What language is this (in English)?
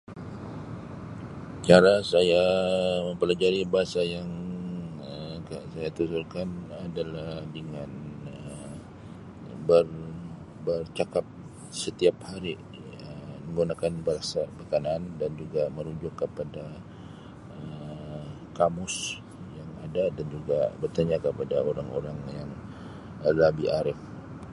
Sabah Malay